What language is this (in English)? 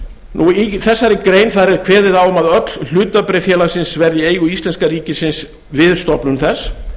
Icelandic